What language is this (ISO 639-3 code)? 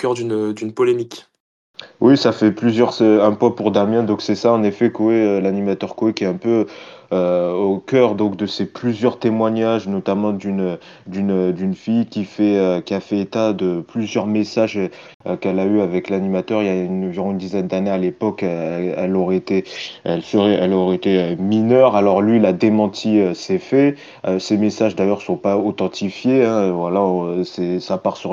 fra